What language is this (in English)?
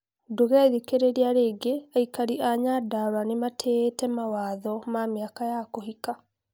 Kikuyu